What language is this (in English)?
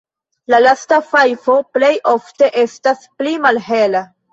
Esperanto